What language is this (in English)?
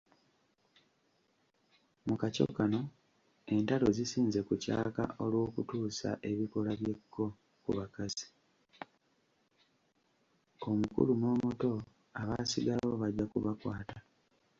Ganda